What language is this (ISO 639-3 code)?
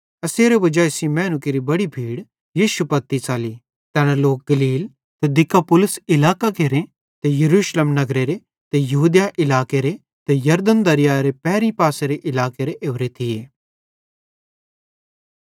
bhd